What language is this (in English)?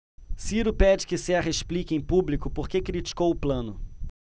Portuguese